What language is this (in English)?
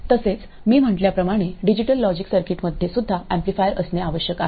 Marathi